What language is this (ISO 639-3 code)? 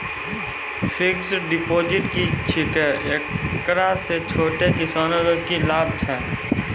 mai